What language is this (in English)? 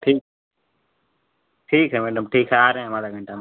Hindi